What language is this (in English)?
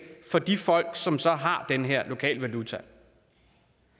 Danish